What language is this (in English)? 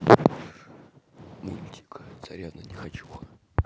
Russian